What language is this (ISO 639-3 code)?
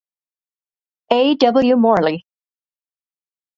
eng